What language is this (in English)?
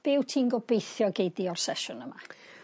Welsh